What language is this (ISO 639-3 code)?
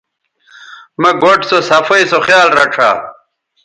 btv